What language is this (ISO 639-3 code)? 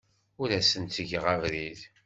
kab